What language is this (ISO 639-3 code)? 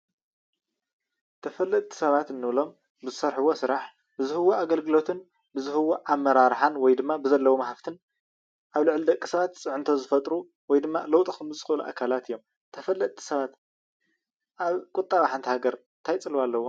tir